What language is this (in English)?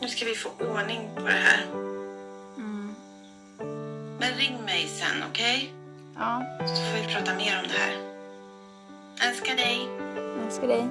Swedish